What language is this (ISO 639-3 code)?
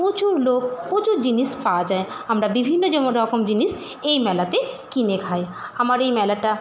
ben